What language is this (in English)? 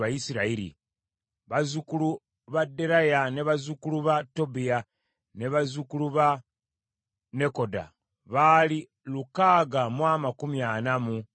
Ganda